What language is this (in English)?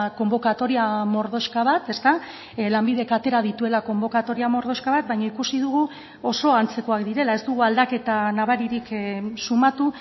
Basque